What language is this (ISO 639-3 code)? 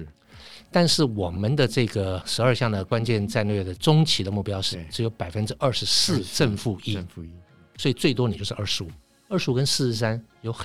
zho